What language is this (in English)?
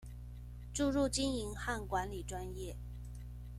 Chinese